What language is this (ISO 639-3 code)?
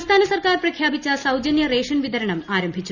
mal